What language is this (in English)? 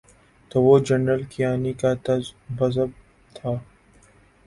Urdu